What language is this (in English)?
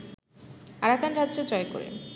Bangla